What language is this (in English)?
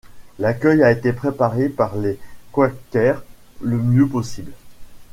French